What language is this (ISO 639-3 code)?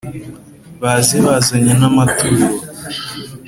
kin